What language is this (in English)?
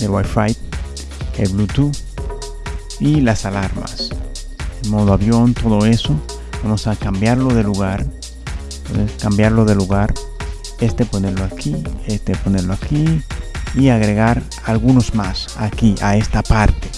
Spanish